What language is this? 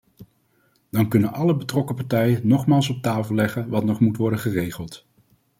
Dutch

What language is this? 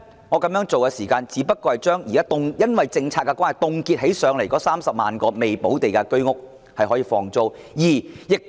Cantonese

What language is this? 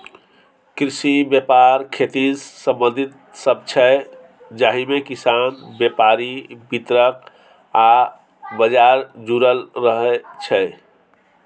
Maithili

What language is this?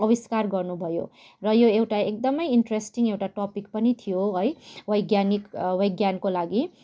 Nepali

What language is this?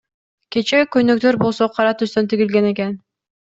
Kyrgyz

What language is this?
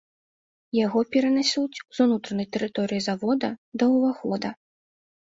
Belarusian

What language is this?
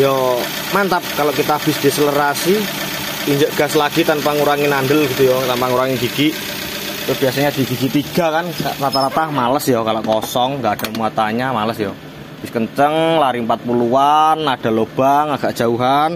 Indonesian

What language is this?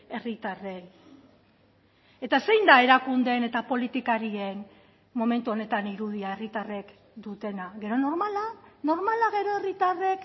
Basque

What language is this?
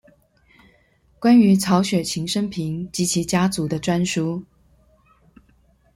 Chinese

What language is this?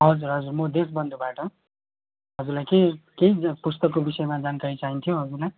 Nepali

